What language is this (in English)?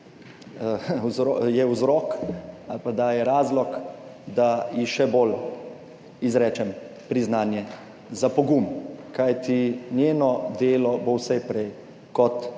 Slovenian